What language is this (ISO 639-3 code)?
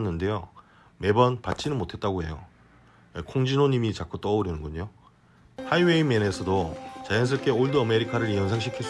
kor